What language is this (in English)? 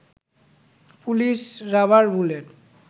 Bangla